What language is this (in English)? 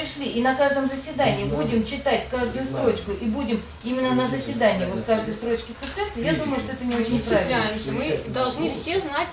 Russian